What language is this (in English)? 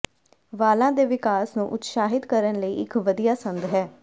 Punjabi